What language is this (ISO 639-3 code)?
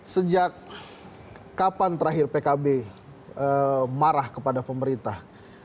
ind